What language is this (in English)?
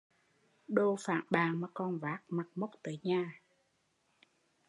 Vietnamese